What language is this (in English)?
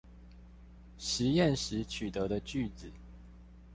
Chinese